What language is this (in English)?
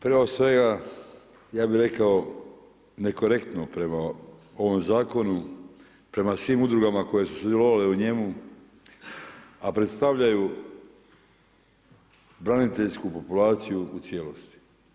Croatian